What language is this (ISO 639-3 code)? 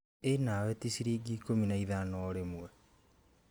kik